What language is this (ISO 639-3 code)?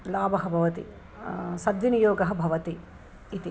san